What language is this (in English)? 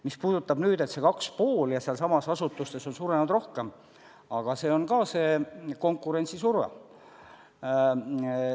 Estonian